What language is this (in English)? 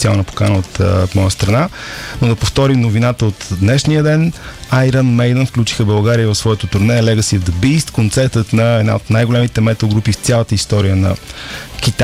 Bulgarian